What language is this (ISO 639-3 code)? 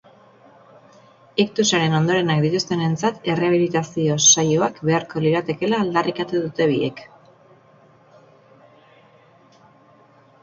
eus